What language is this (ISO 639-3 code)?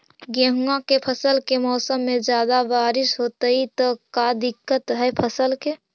mag